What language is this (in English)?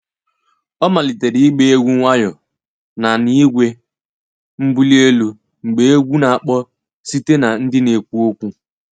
Igbo